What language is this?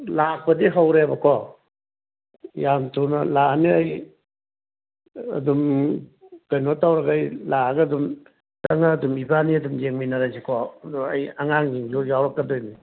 Manipuri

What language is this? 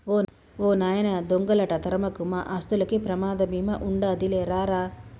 Telugu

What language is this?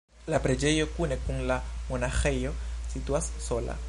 Esperanto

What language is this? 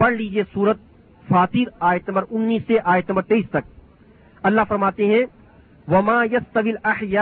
Urdu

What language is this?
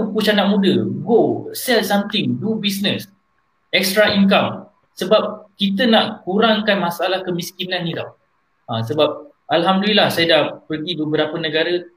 Malay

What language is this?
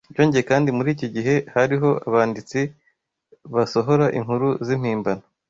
Kinyarwanda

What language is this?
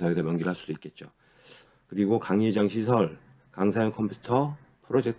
Korean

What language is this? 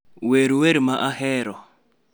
Luo (Kenya and Tanzania)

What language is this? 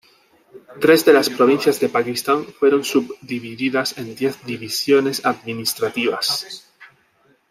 Spanish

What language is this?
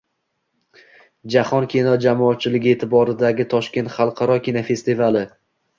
Uzbek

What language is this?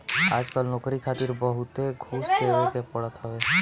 Bhojpuri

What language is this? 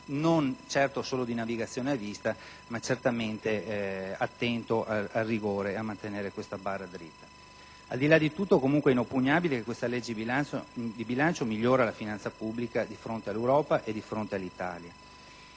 Italian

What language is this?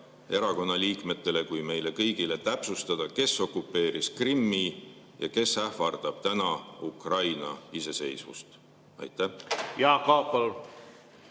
Estonian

